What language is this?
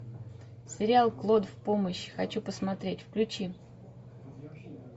Russian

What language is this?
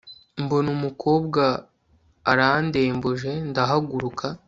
Kinyarwanda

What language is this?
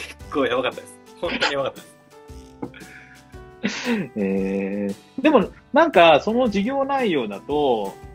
Japanese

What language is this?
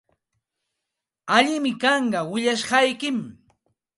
Santa Ana de Tusi Pasco Quechua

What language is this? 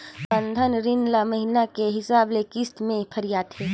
Chhattisgarhi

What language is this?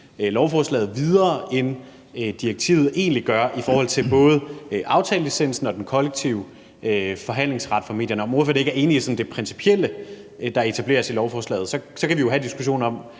Danish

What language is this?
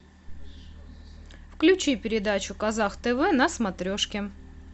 Russian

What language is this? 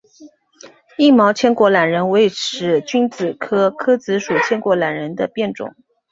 Chinese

